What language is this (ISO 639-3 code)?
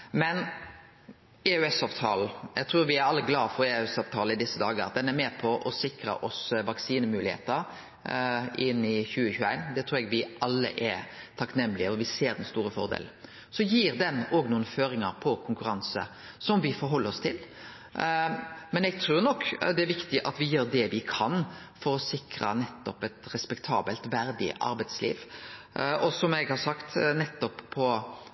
nno